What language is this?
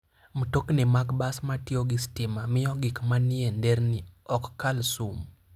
Luo (Kenya and Tanzania)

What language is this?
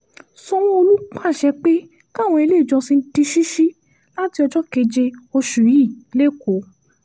Yoruba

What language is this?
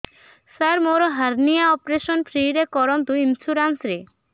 Odia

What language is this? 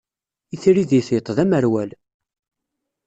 Kabyle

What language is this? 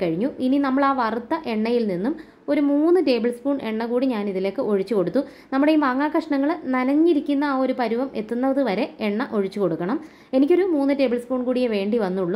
Malayalam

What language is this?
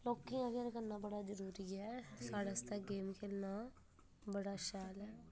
Dogri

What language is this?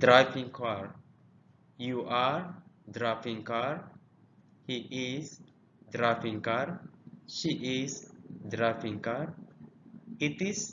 Indonesian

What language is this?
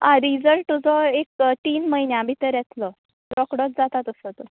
Konkani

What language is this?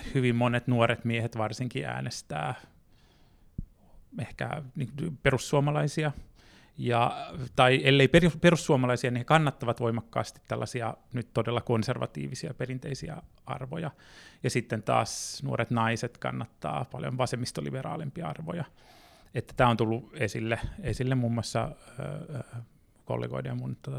Finnish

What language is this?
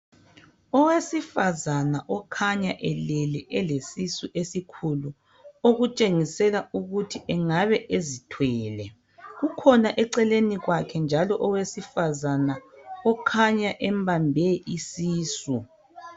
North Ndebele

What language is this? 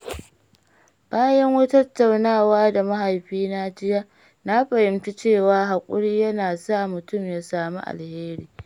Hausa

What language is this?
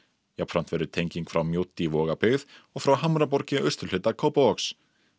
Icelandic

